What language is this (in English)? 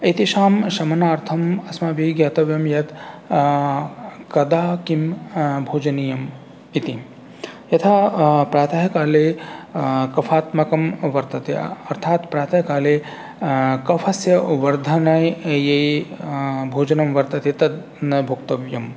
Sanskrit